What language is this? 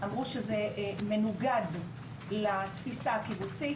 Hebrew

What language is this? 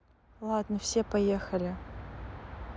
Russian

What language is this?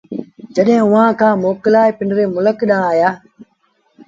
Sindhi Bhil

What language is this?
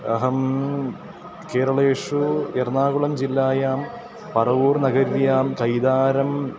Sanskrit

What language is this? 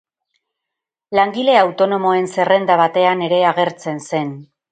Basque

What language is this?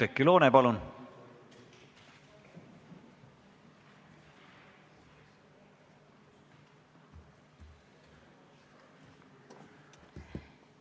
Estonian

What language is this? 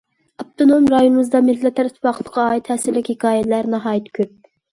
Uyghur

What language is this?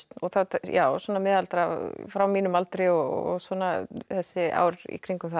Icelandic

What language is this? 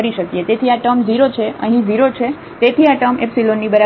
Gujarati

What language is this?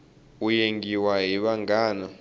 Tsonga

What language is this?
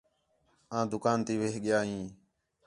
Khetrani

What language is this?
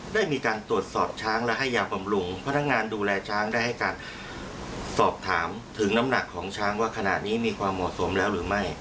Thai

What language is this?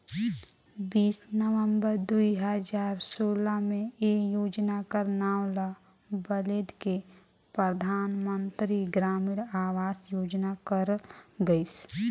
Chhattisgarhi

